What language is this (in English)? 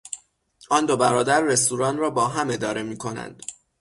Persian